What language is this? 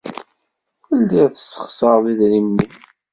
Kabyle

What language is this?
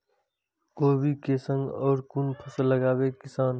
Maithili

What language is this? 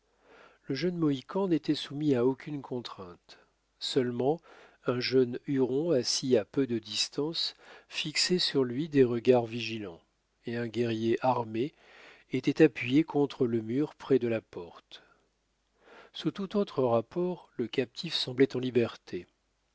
French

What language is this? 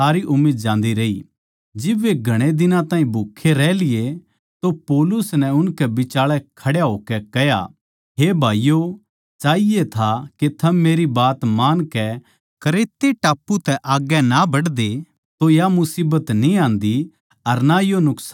Haryanvi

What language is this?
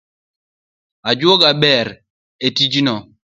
Luo (Kenya and Tanzania)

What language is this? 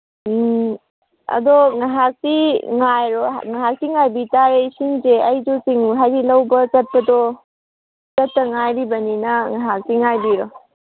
Manipuri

